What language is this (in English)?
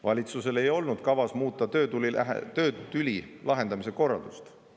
Estonian